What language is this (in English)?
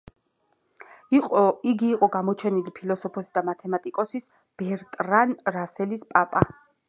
Georgian